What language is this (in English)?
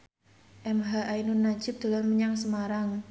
Javanese